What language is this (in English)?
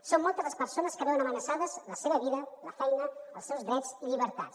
Catalan